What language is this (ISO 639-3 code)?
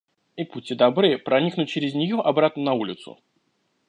rus